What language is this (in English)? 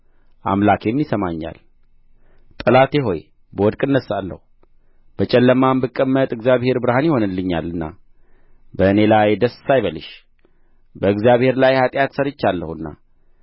Amharic